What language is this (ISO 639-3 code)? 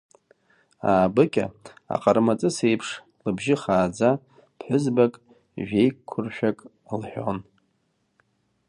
abk